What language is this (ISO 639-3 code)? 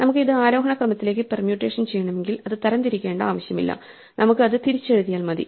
mal